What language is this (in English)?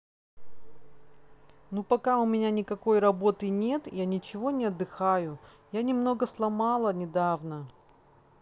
Russian